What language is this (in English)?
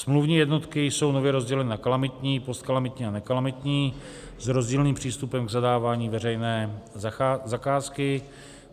Czech